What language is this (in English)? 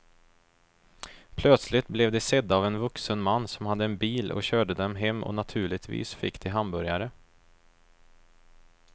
Swedish